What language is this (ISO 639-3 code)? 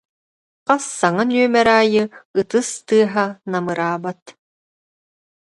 sah